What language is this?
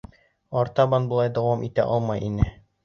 Bashkir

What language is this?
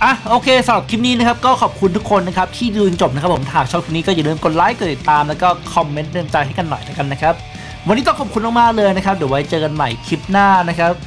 Thai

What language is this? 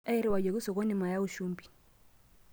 Masai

